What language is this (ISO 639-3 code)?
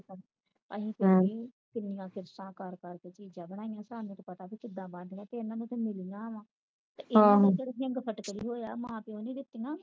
pan